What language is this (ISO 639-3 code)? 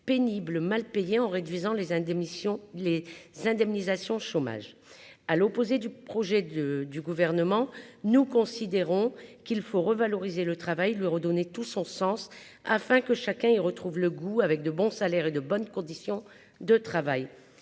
fra